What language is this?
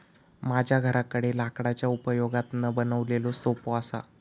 Marathi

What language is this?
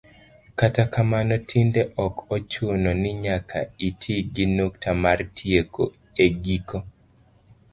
Luo (Kenya and Tanzania)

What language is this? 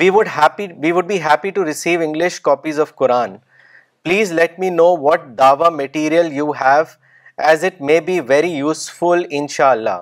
Urdu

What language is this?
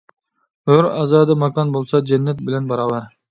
Uyghur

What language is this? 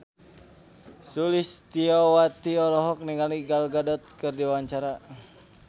Sundanese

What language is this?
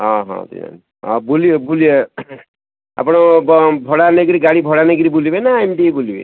Odia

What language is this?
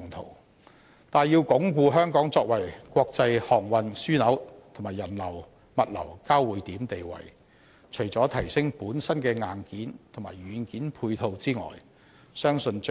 Cantonese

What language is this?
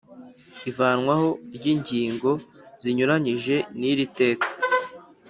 Kinyarwanda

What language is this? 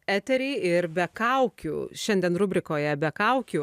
Lithuanian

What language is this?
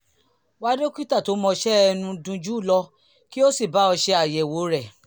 Yoruba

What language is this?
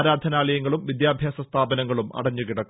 Malayalam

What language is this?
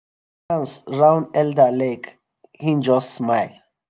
Nigerian Pidgin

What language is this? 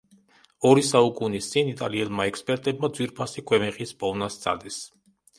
Georgian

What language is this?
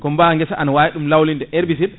Fula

